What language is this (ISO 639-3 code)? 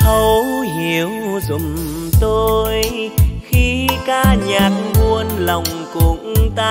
vie